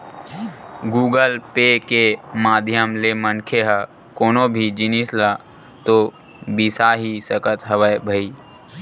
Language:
Chhattisgarhi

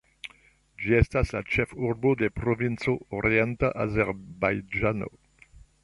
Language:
Esperanto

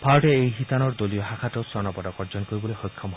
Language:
Assamese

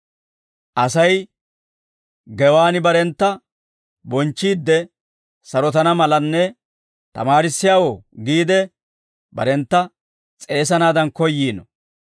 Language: Dawro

